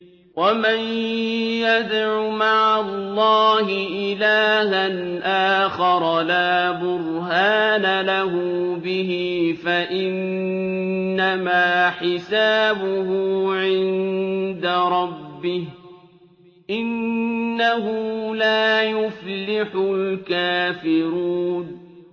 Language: Arabic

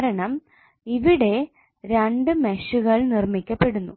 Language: Malayalam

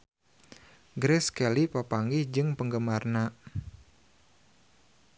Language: Sundanese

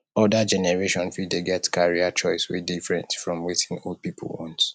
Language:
Nigerian Pidgin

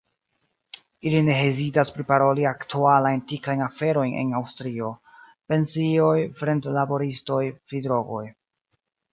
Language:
Esperanto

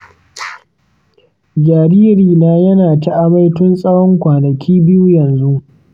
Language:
Hausa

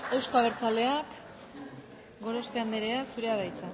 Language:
Basque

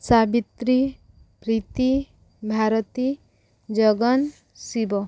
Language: Odia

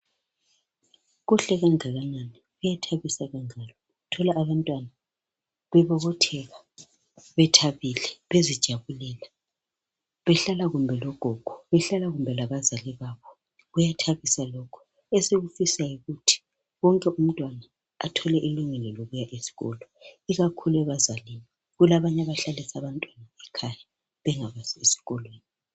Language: North Ndebele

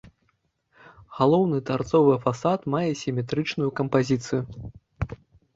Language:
Belarusian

